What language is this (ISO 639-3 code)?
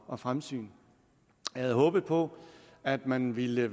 dan